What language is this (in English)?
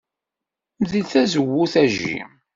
Kabyle